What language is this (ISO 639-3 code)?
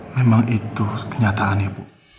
ind